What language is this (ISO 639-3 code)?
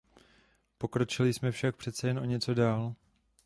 ces